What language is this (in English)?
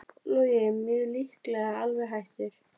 Icelandic